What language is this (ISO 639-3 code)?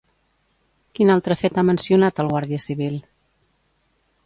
cat